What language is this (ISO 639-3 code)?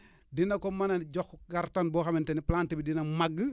wol